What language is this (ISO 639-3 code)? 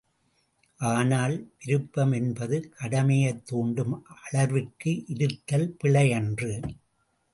tam